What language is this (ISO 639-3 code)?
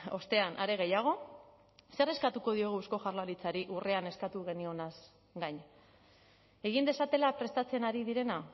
eus